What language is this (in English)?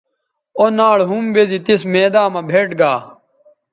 Bateri